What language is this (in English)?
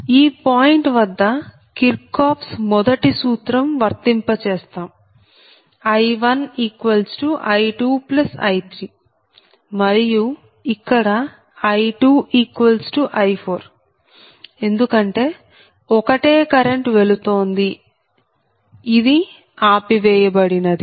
Telugu